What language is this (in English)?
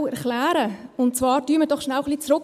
Swiss German